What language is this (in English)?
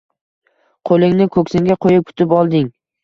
Uzbek